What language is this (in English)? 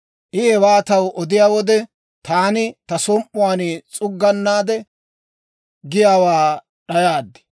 Dawro